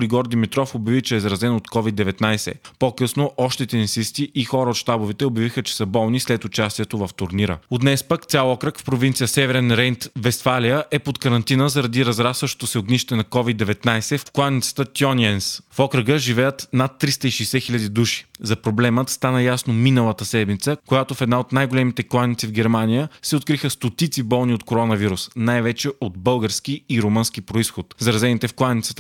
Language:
Bulgarian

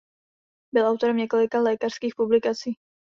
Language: Czech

